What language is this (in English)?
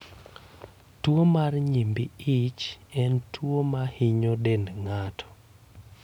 Luo (Kenya and Tanzania)